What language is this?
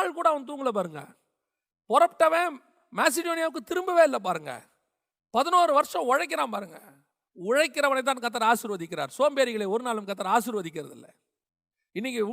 Tamil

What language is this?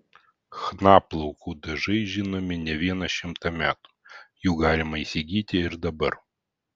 Lithuanian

